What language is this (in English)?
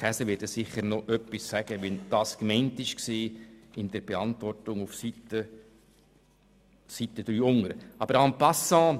Swiss German